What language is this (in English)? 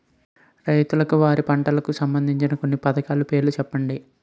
Telugu